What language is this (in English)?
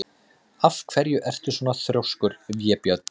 Icelandic